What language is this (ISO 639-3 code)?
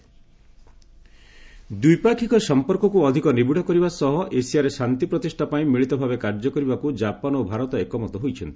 ori